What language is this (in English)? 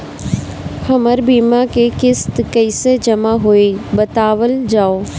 Bhojpuri